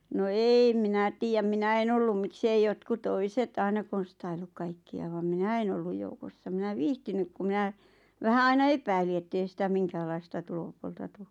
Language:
Finnish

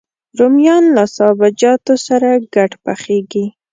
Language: Pashto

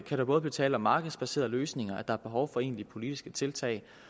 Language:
Danish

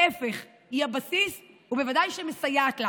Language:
Hebrew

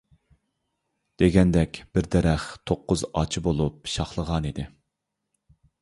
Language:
Uyghur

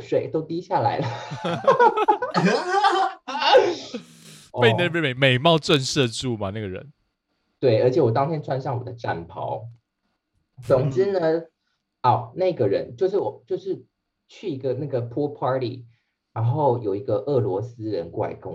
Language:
Chinese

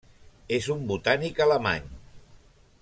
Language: Catalan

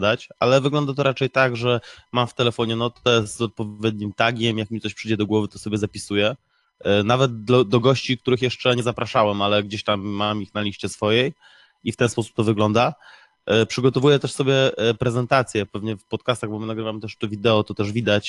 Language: Polish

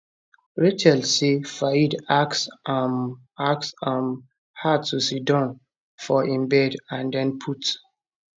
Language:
Nigerian Pidgin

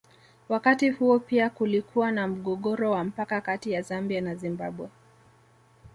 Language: Swahili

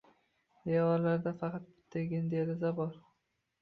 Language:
Uzbek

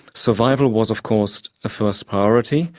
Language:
English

